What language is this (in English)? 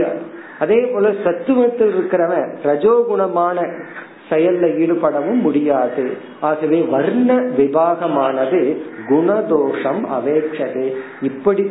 Tamil